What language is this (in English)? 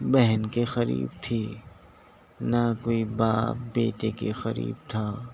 Urdu